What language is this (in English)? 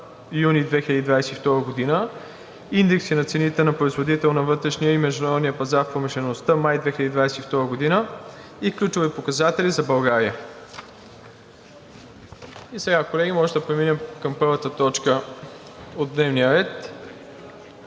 Bulgarian